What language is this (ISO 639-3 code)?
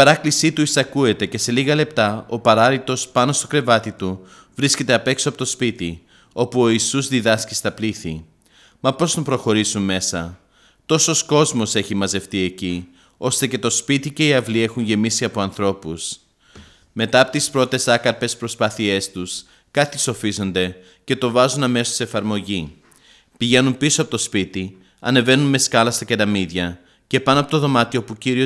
ell